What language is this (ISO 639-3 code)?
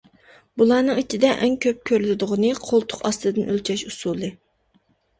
uig